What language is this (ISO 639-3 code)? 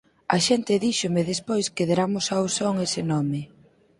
glg